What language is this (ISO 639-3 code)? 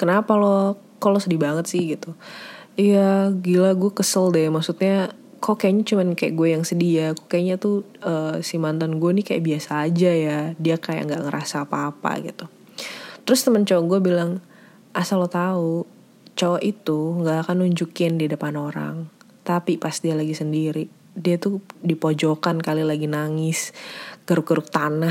ind